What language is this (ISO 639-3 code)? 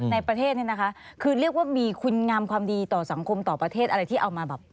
tha